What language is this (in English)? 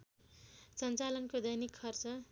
Nepali